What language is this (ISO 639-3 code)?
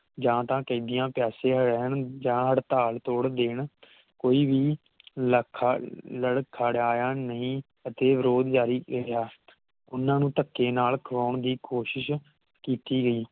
pan